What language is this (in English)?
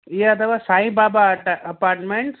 Sindhi